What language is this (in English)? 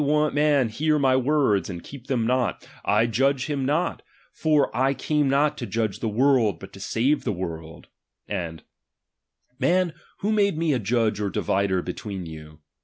English